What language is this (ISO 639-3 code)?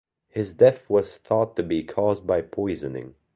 eng